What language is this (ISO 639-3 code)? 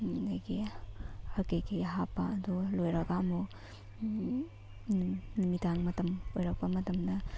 mni